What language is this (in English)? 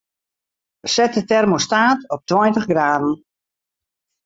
Western Frisian